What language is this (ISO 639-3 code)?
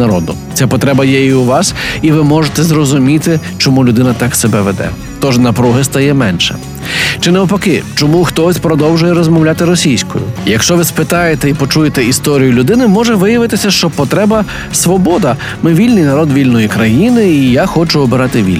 ukr